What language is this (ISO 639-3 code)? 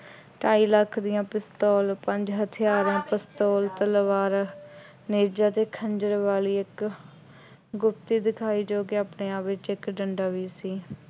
pan